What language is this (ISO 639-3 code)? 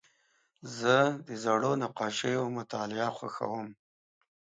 pus